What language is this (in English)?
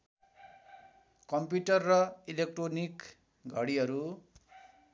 Nepali